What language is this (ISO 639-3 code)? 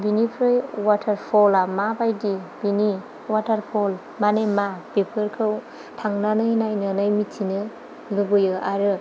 brx